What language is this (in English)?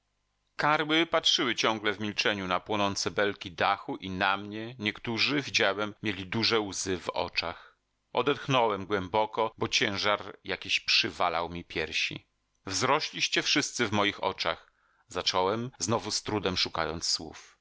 Polish